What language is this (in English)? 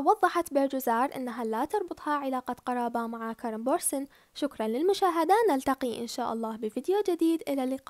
Arabic